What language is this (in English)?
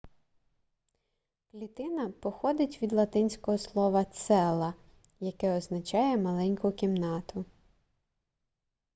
Ukrainian